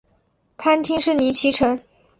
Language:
Chinese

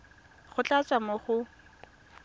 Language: Tswana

